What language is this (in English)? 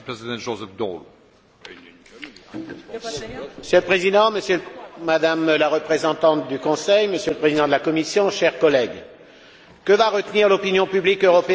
French